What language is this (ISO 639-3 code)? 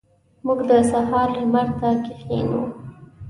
pus